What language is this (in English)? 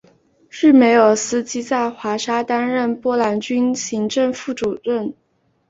Chinese